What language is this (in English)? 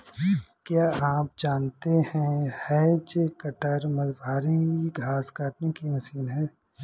Hindi